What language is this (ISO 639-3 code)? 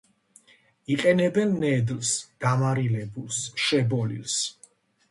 kat